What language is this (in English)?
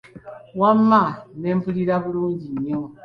Ganda